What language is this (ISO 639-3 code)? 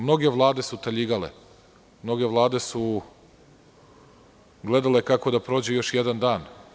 srp